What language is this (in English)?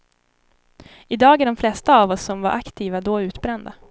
Swedish